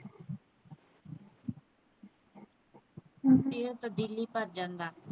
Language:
Punjabi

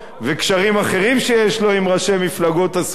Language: Hebrew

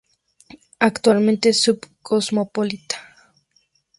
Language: Spanish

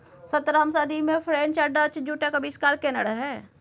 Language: Maithili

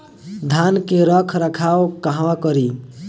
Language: Bhojpuri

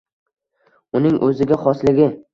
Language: Uzbek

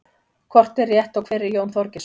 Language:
Icelandic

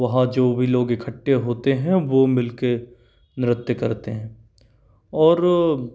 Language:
Hindi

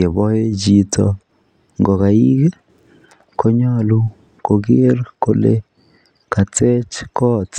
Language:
Kalenjin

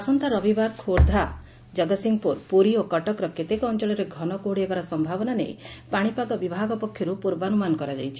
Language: Odia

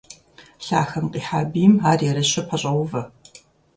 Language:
Kabardian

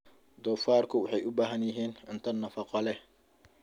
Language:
Somali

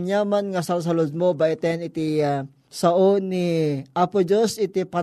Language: Filipino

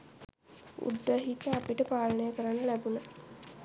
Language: Sinhala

